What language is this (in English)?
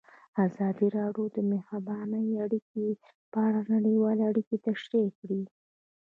Pashto